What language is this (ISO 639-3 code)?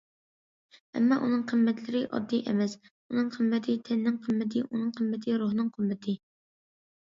uig